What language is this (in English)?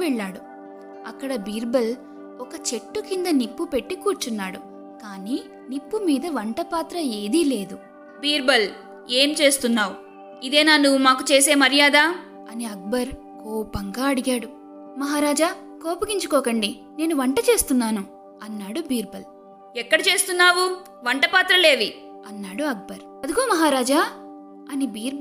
Telugu